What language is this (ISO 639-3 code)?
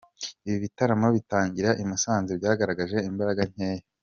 kin